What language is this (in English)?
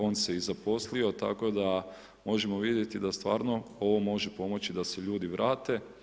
Croatian